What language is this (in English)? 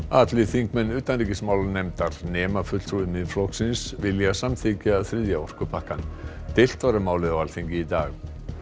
Icelandic